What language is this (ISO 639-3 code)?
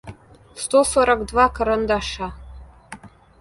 rus